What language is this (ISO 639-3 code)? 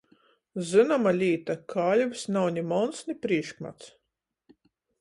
ltg